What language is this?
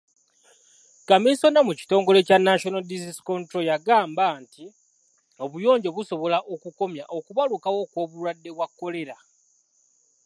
Ganda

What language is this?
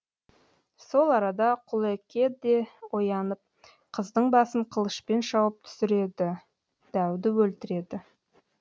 Kazakh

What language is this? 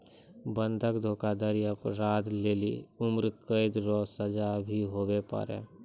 Maithili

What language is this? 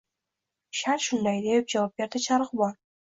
Uzbek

